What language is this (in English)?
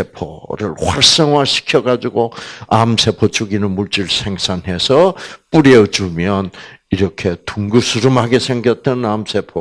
Korean